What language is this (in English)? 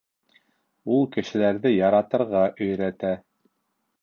Bashkir